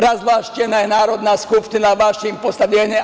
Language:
Serbian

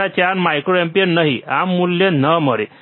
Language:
Gujarati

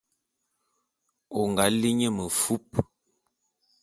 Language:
Bulu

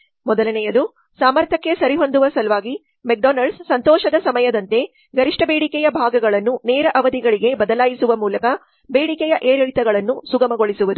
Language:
Kannada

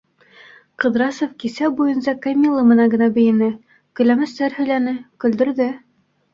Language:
Bashkir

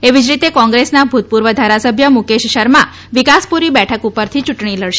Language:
Gujarati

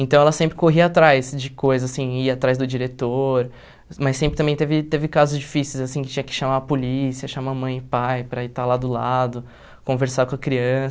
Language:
Portuguese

